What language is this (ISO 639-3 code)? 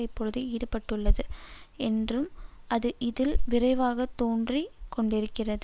tam